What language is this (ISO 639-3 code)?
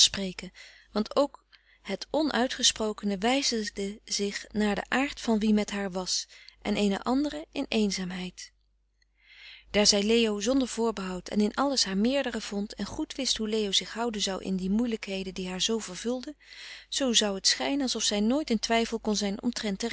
nld